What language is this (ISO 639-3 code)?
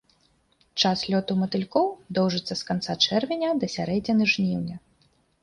bel